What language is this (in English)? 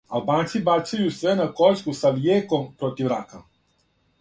Serbian